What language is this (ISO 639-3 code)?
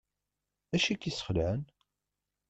kab